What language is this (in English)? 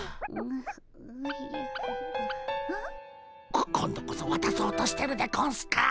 Japanese